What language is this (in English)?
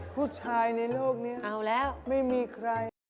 Thai